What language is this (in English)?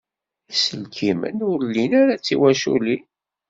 Kabyle